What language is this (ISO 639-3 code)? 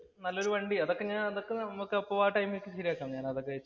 mal